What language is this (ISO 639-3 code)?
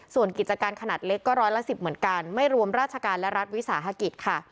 tha